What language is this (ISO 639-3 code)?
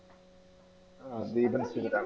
mal